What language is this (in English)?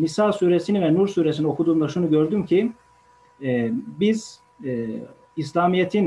Turkish